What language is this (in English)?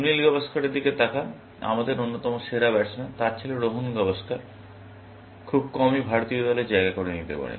Bangla